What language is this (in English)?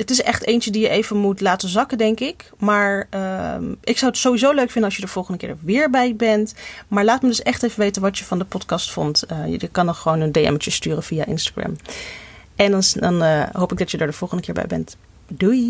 Dutch